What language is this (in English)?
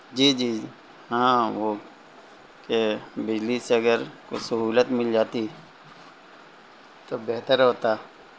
Urdu